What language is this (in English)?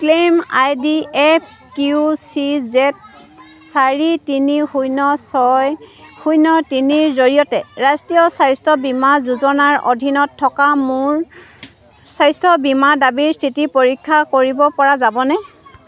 Assamese